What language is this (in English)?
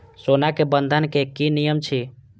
Maithili